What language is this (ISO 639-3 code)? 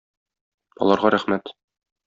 tat